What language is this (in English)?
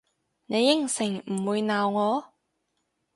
Cantonese